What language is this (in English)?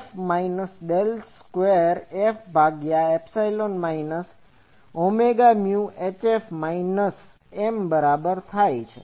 Gujarati